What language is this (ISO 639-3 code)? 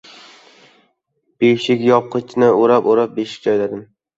uzb